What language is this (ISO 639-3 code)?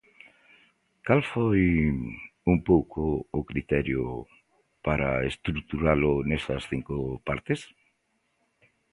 glg